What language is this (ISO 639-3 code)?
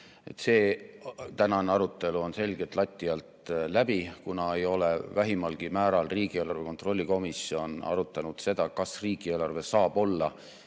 est